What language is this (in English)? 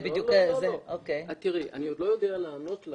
Hebrew